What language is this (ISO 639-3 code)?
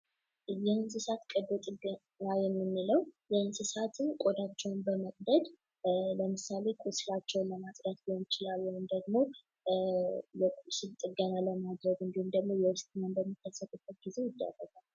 amh